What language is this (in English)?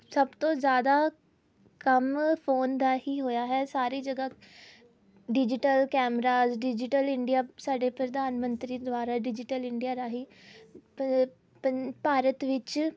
Punjabi